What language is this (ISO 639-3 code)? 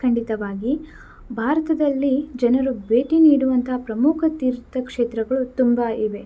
kan